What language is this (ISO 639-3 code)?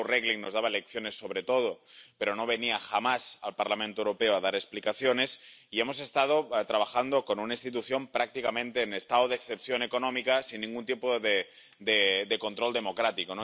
spa